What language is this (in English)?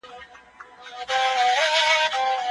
Pashto